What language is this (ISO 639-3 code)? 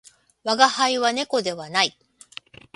jpn